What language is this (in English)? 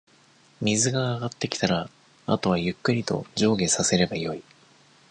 Japanese